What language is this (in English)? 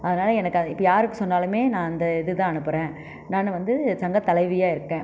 Tamil